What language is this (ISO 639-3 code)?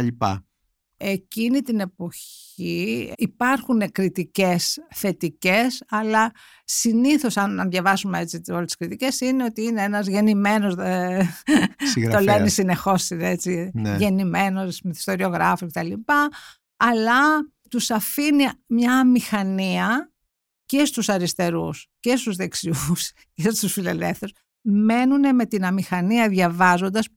ell